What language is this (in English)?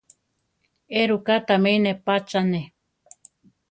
Central Tarahumara